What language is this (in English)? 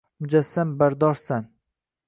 Uzbek